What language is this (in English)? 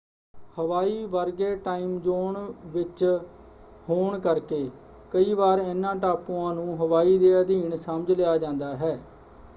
Punjabi